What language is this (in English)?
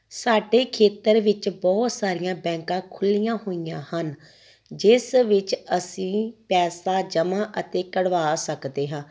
Punjabi